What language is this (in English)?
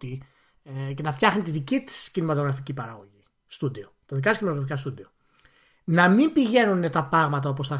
Greek